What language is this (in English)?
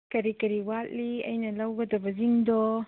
Manipuri